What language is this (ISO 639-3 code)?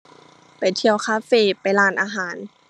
tha